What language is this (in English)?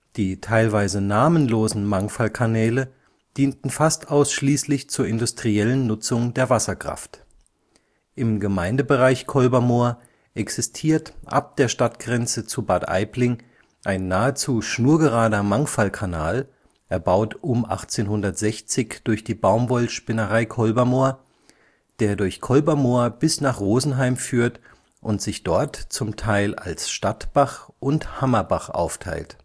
German